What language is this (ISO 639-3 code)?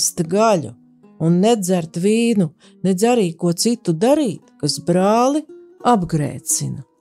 lav